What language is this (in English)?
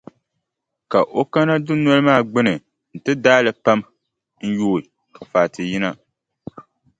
Dagbani